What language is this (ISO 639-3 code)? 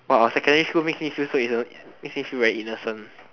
eng